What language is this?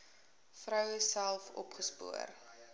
Afrikaans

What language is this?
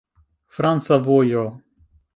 Esperanto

